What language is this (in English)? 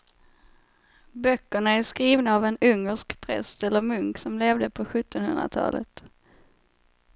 Swedish